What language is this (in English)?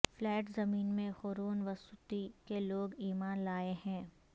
Urdu